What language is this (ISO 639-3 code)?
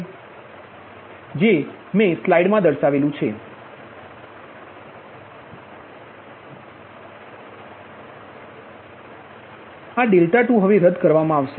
guj